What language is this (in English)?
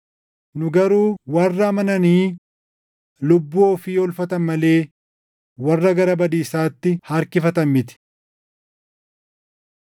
Oromo